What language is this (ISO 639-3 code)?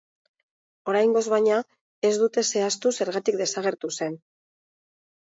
eus